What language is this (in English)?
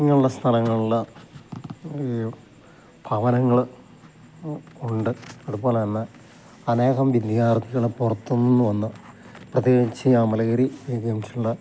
Malayalam